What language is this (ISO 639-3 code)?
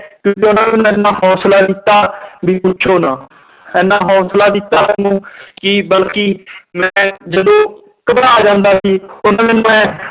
pan